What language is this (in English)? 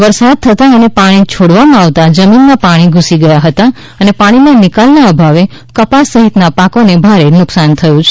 Gujarati